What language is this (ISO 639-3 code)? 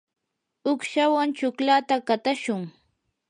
qur